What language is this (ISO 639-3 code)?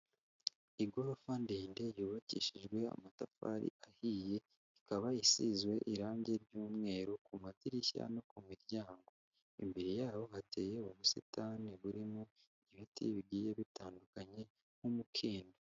kin